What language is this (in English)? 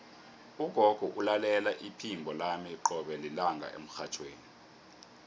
South Ndebele